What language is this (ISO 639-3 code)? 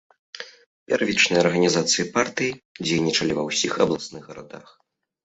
bel